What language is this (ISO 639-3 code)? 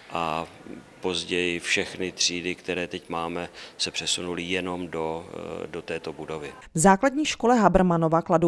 ces